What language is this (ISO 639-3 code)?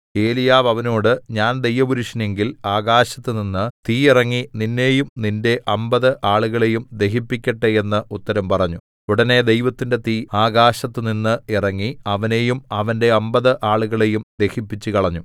mal